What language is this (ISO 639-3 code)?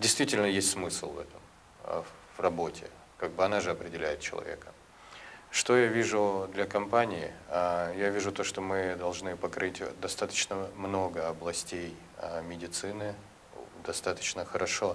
rus